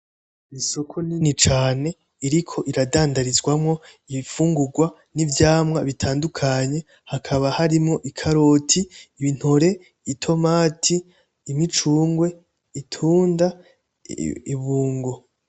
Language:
Rundi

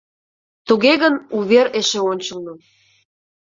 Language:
Mari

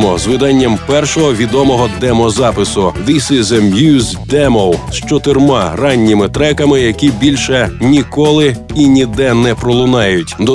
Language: Ukrainian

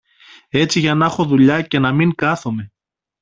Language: Greek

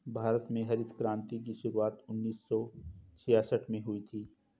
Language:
Hindi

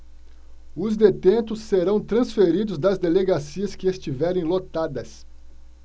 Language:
Portuguese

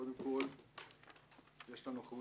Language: Hebrew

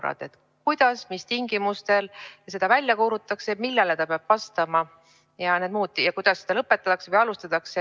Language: Estonian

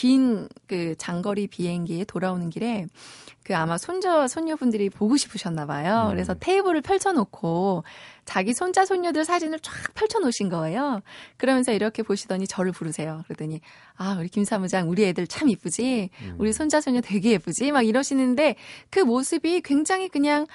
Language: Korean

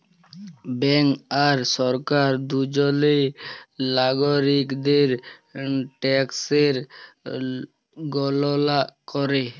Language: Bangla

